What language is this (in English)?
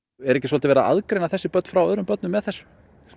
Icelandic